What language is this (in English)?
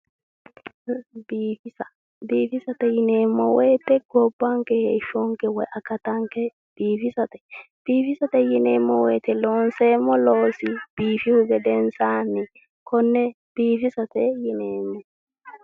Sidamo